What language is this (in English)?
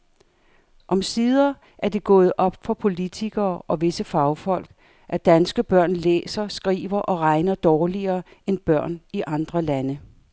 Danish